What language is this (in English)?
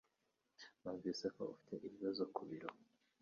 Kinyarwanda